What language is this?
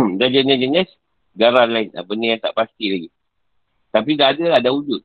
Malay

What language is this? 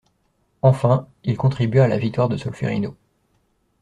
French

